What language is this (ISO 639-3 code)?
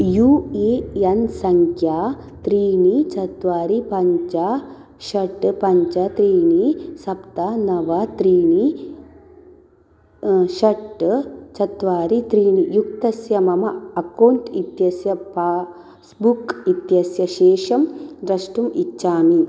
san